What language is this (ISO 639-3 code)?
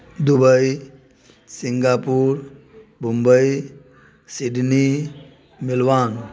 mai